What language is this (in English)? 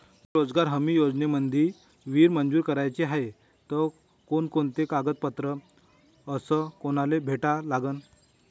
Marathi